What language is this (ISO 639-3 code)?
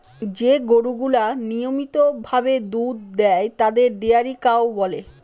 ben